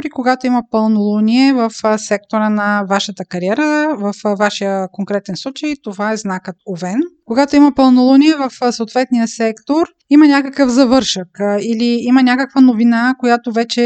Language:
Bulgarian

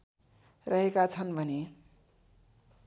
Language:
Nepali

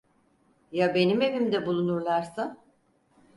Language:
Turkish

